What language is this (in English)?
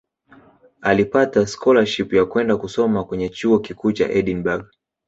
Swahili